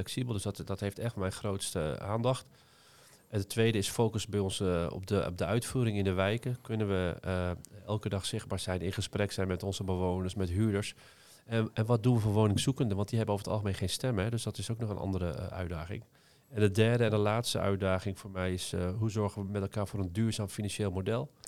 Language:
Dutch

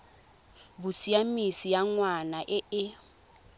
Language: Tswana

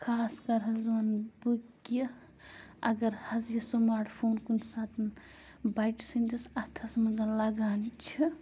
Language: Kashmiri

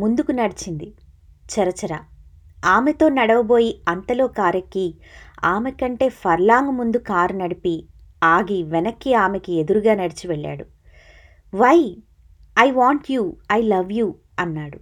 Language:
Telugu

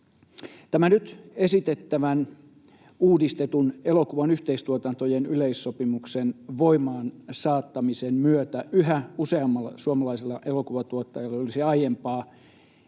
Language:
Finnish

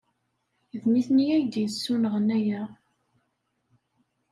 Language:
Kabyle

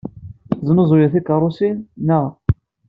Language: Kabyle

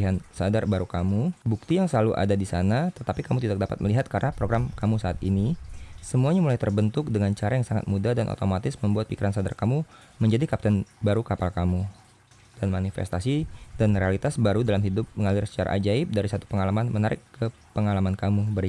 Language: Indonesian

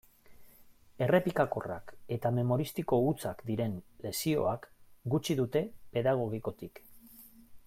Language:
Basque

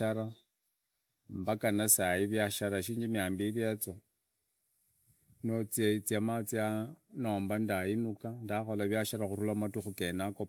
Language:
Idakho-Isukha-Tiriki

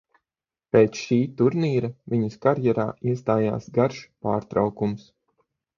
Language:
Latvian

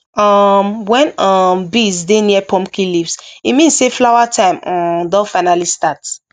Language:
Nigerian Pidgin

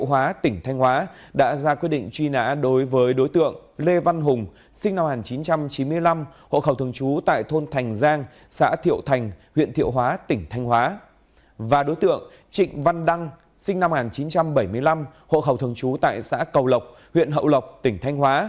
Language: Vietnamese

